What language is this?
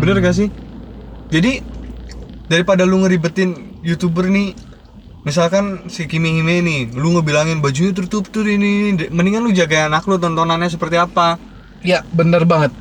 Indonesian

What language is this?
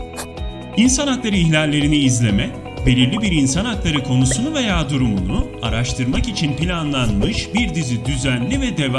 Turkish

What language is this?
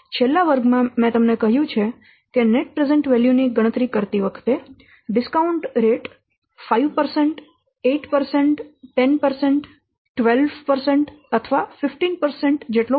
Gujarati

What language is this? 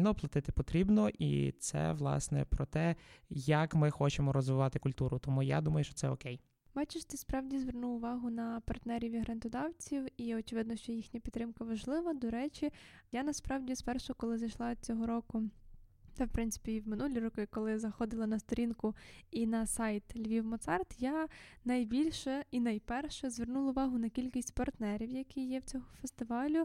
Ukrainian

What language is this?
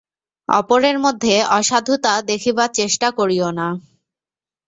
Bangla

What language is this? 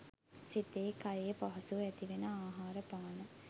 Sinhala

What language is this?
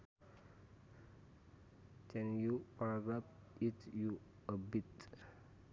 Sundanese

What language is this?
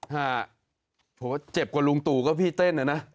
Thai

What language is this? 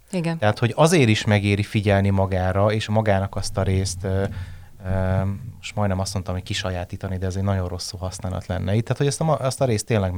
Hungarian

